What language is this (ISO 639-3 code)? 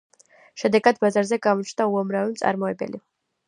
kat